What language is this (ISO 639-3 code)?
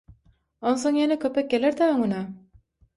tuk